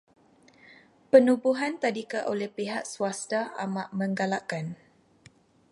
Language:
Malay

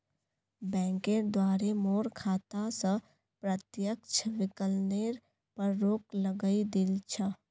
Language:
Magahi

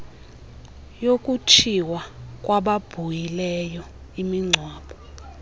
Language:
Xhosa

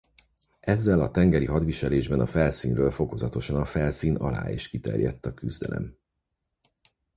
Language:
Hungarian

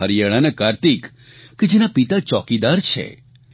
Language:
Gujarati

